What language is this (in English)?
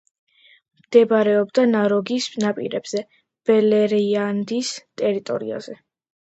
Georgian